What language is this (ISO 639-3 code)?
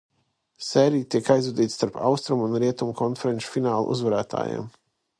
lav